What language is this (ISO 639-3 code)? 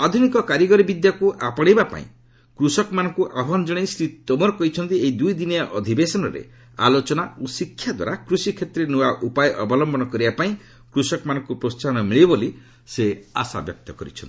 ori